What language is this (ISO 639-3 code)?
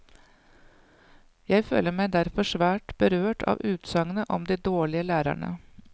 nor